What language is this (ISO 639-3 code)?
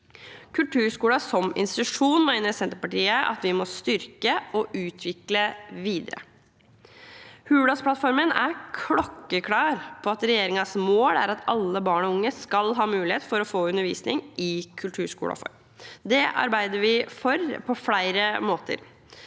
nor